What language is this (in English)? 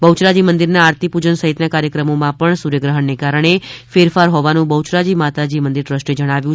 Gujarati